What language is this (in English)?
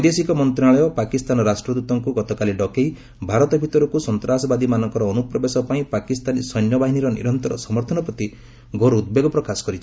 Odia